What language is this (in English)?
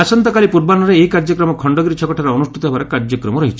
Odia